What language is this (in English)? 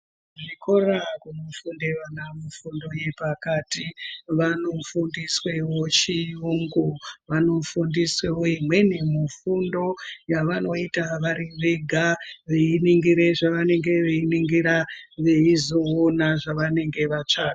Ndau